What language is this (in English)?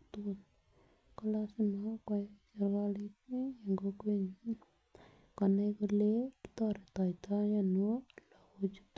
Kalenjin